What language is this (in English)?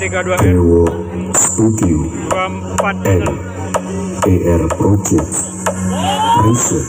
Indonesian